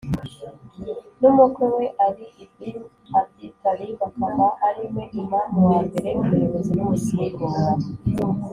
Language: Kinyarwanda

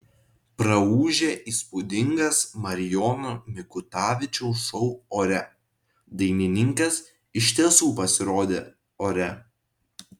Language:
Lithuanian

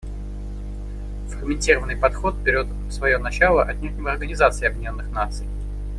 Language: Russian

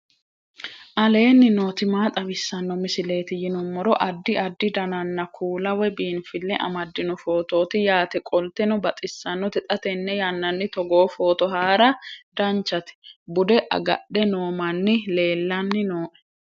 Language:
Sidamo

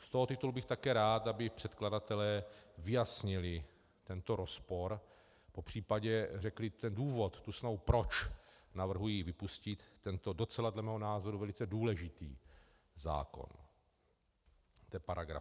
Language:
Czech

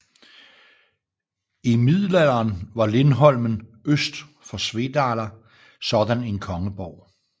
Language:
Danish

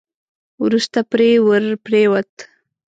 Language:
Pashto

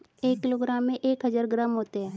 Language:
Hindi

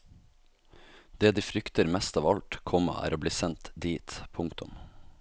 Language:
Norwegian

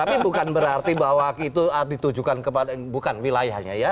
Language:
Indonesian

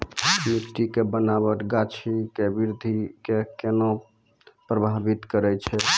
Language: Maithili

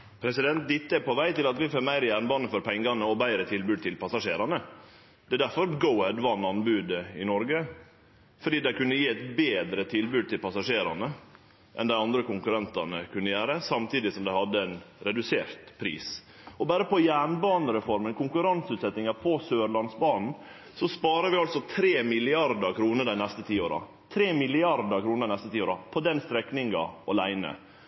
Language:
Norwegian Nynorsk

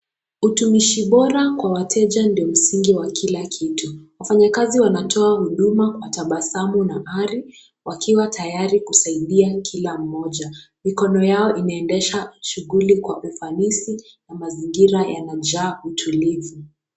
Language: Swahili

